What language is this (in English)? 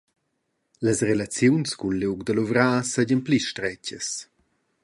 Romansh